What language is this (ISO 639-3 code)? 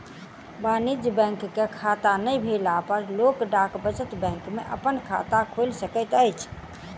mai